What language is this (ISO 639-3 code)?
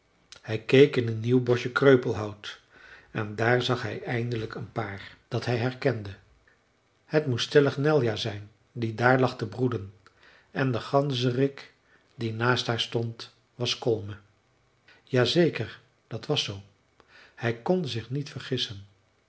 nld